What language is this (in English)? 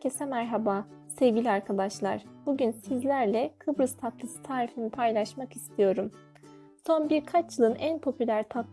Turkish